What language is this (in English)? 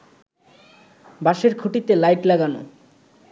Bangla